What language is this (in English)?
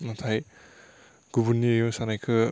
Bodo